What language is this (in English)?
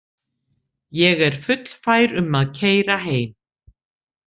Icelandic